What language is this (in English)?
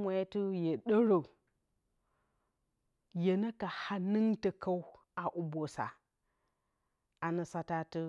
Bacama